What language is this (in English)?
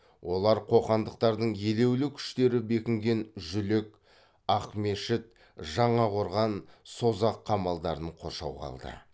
Kazakh